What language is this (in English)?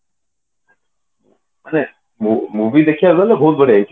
Odia